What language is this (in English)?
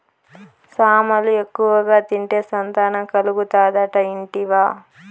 Telugu